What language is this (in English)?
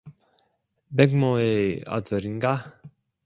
Korean